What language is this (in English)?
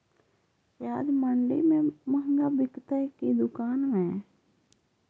Magahi